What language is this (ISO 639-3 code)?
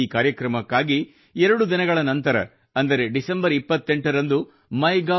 kan